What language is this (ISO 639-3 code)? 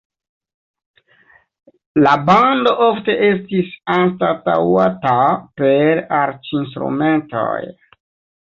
epo